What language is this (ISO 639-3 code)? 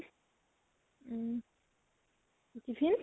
asm